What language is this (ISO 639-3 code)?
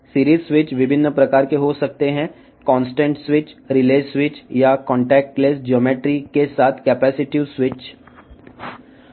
tel